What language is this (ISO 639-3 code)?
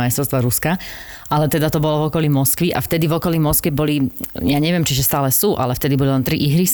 slk